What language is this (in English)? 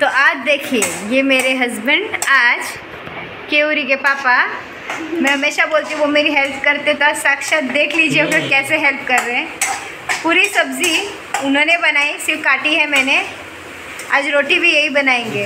Hindi